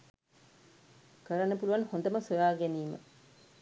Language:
Sinhala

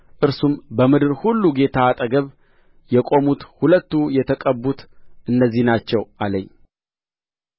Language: Amharic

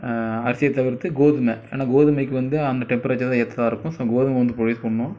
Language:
Tamil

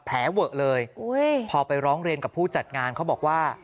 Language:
Thai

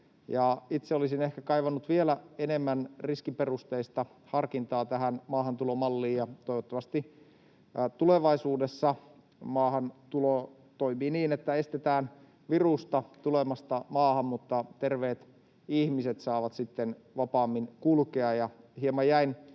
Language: Finnish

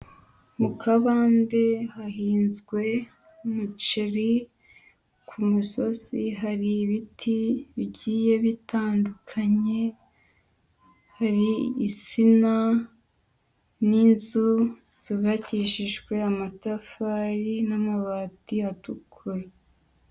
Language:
Kinyarwanda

